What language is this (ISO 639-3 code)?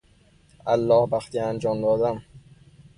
fas